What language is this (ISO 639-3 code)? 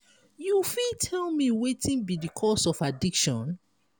pcm